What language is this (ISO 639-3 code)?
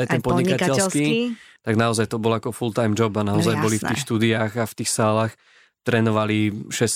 slk